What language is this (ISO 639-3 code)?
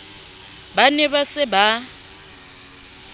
sot